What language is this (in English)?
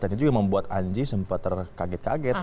Indonesian